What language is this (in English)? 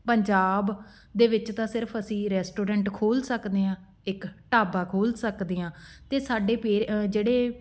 Punjabi